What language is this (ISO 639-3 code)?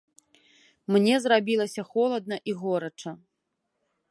bel